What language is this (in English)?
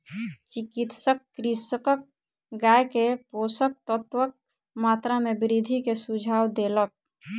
Maithili